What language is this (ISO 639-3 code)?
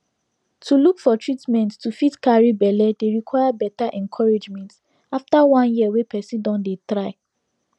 pcm